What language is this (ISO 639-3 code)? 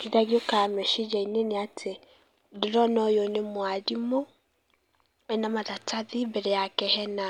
kik